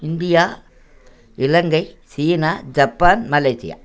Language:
Tamil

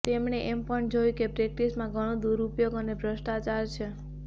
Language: Gujarati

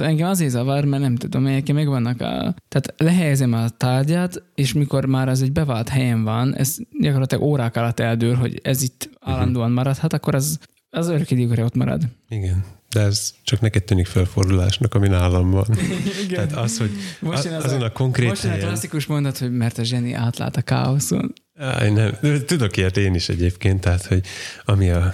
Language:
Hungarian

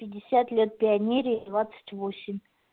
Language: Russian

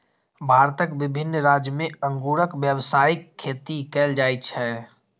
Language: Maithili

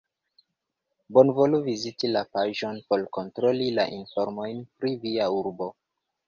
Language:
Esperanto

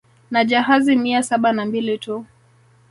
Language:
Swahili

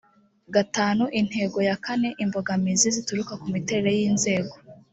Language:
Kinyarwanda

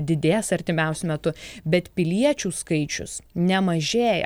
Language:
Lithuanian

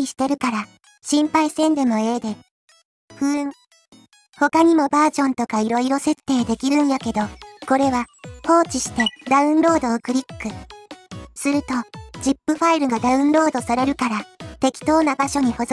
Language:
Japanese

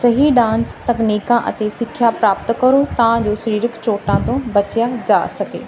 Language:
Punjabi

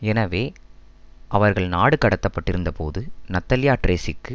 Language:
Tamil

